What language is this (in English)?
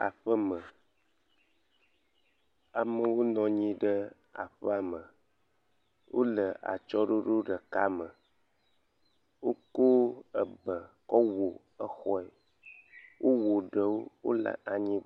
Ewe